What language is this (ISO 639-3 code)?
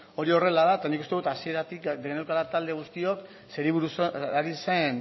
eus